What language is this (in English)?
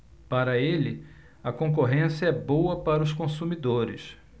Portuguese